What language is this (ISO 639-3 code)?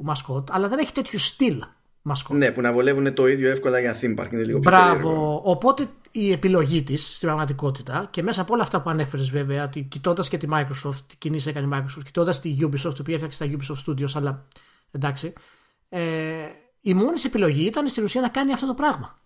ell